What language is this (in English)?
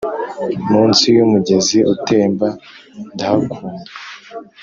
Kinyarwanda